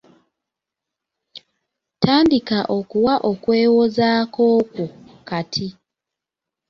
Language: Ganda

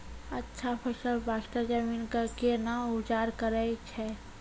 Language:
Maithili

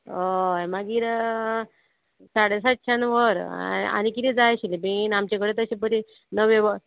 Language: Konkani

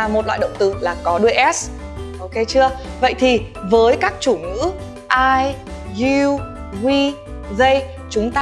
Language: Vietnamese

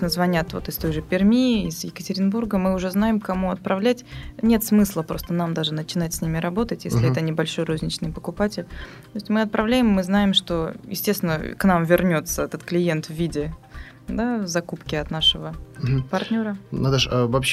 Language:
Russian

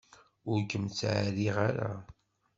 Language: Kabyle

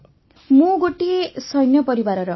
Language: Odia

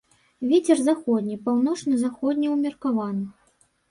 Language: Belarusian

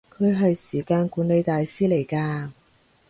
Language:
Cantonese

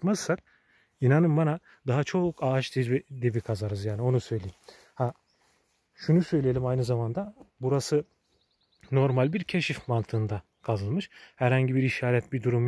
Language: Turkish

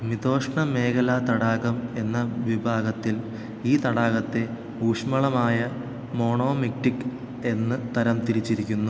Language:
Malayalam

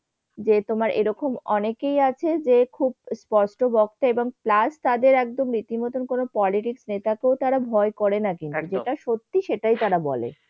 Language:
Bangla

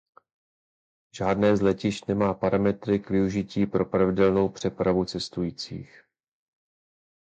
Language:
Czech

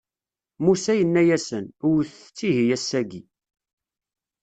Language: Kabyle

